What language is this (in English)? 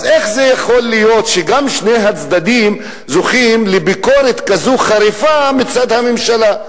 Hebrew